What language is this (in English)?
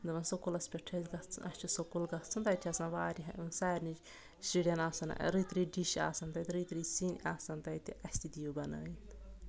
Kashmiri